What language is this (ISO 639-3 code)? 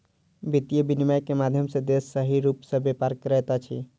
mai